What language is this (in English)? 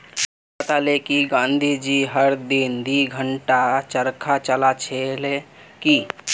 Magahi